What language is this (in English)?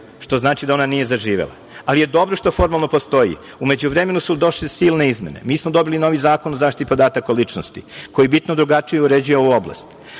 Serbian